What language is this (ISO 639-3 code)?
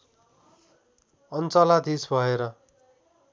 nep